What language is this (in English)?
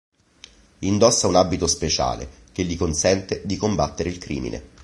Italian